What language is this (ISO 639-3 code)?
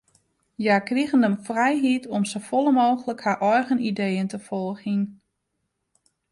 fry